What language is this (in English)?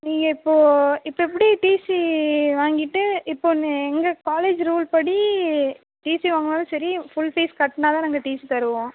Tamil